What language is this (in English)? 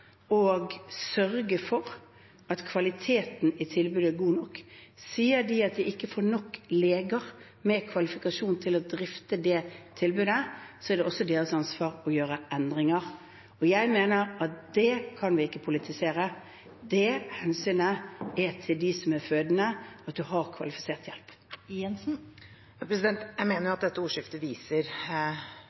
Norwegian